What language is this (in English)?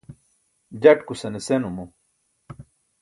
Burushaski